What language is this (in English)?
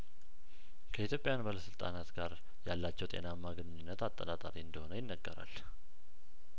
Amharic